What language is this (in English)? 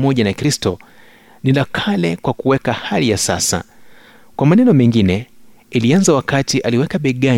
Swahili